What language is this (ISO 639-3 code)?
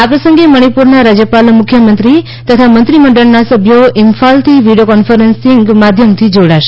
guj